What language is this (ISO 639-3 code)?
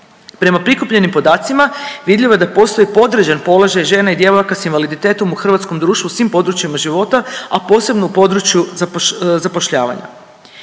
hrv